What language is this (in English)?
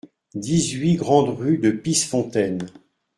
French